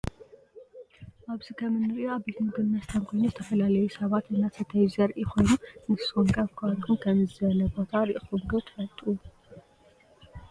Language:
Tigrinya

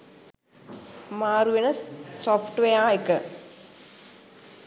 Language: Sinhala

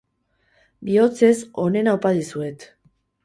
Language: Basque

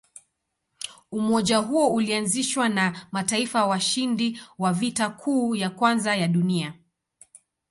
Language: Swahili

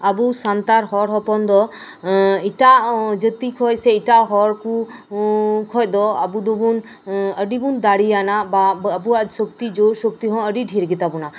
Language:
Santali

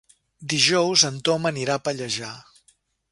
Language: Catalan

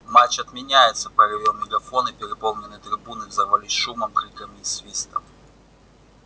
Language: Russian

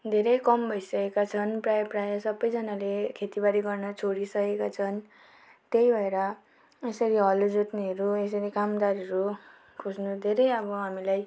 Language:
Nepali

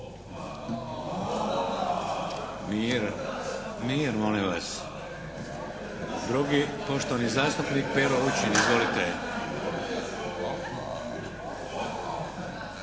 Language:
Croatian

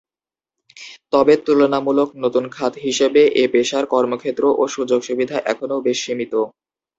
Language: Bangla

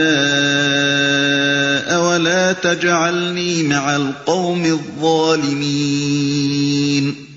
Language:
Urdu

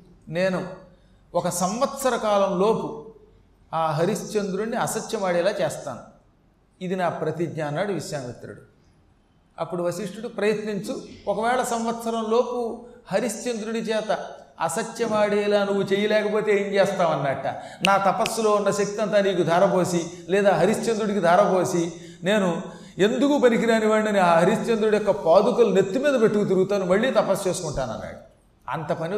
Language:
Telugu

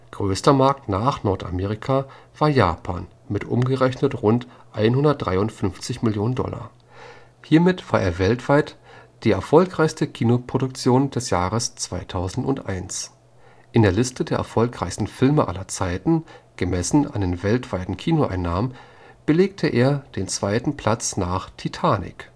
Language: German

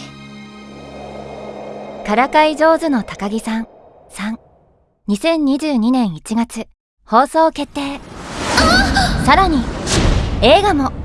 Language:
Japanese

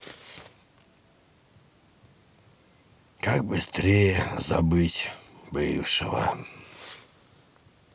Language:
Russian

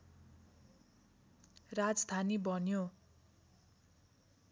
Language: Nepali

